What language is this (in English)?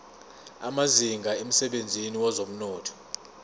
Zulu